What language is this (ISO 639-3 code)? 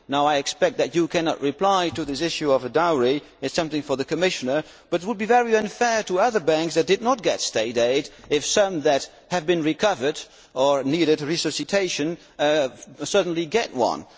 eng